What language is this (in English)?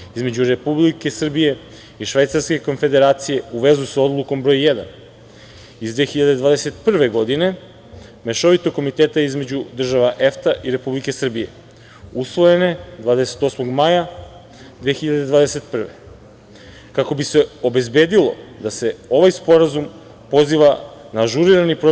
Serbian